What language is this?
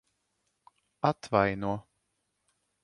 Latvian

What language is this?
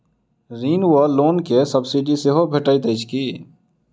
Maithili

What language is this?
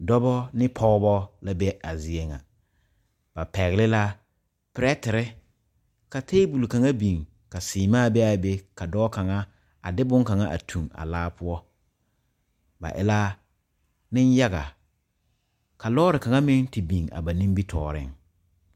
Southern Dagaare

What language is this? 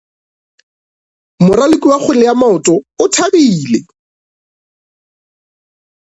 Northern Sotho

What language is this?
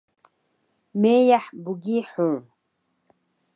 Taroko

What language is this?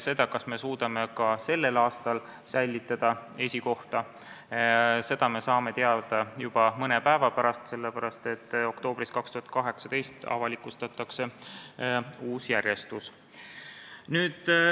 Estonian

